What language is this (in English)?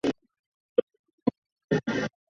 Chinese